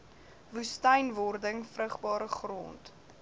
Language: Afrikaans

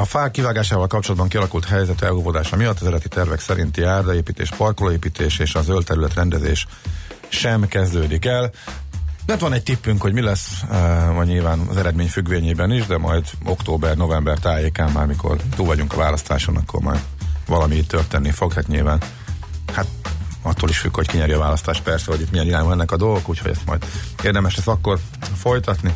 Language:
Hungarian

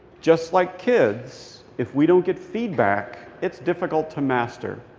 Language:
English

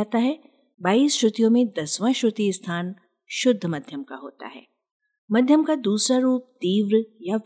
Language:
Hindi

